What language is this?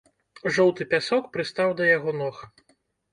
Belarusian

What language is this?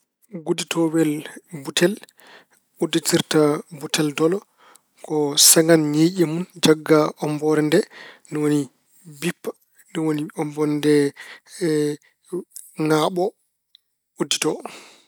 Fula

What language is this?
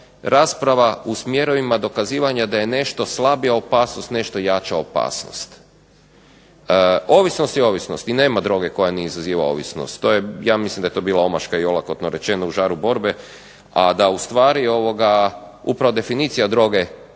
Croatian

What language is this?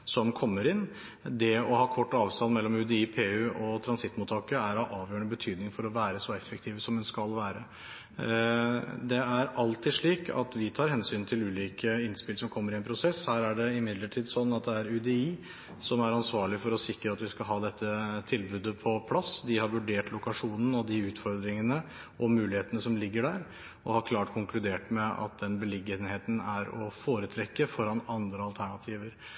Norwegian Bokmål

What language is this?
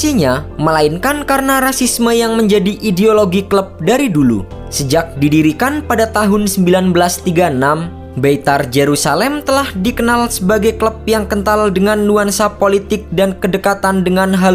Indonesian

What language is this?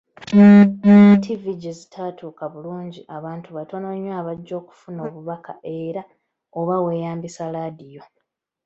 Ganda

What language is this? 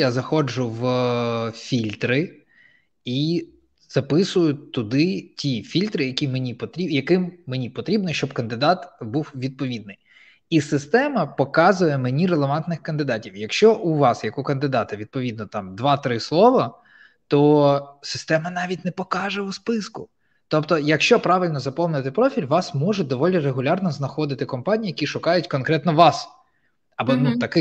Ukrainian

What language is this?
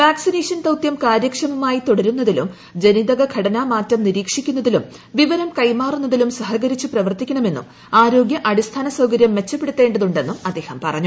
Malayalam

